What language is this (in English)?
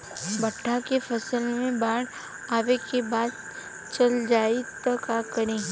Bhojpuri